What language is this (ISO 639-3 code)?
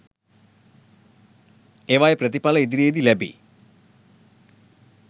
sin